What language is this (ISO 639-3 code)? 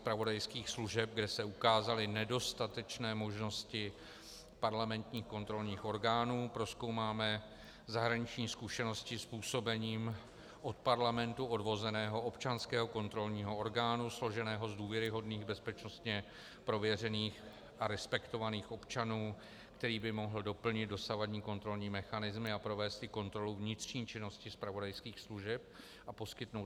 ces